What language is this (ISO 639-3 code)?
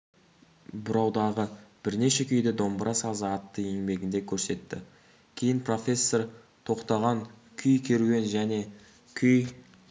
kaz